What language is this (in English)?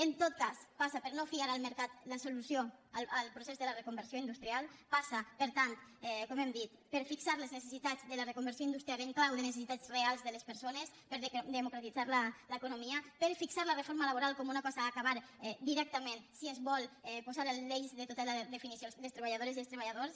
Catalan